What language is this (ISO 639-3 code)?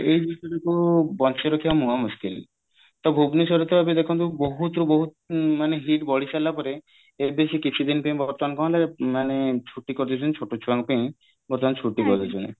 ori